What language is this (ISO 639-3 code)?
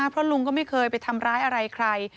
tha